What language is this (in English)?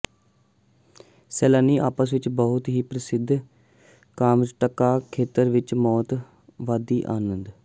Punjabi